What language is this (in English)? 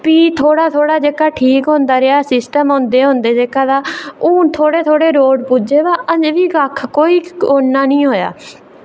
Dogri